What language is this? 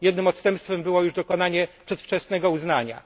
Polish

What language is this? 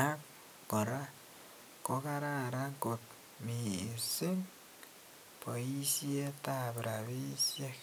Kalenjin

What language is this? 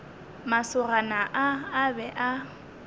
Northern Sotho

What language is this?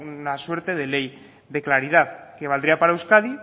Spanish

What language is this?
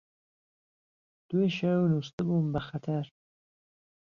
Central Kurdish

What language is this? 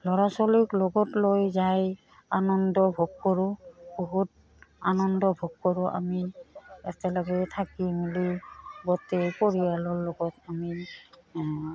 Assamese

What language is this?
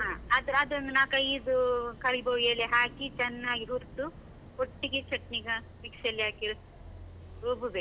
Kannada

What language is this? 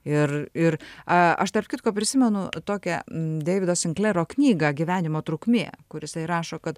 Lithuanian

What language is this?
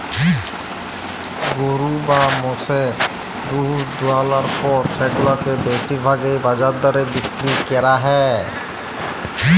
Bangla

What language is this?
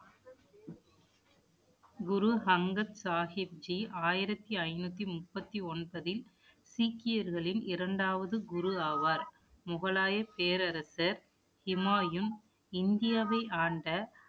Tamil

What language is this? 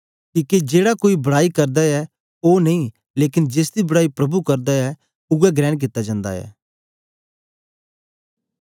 Dogri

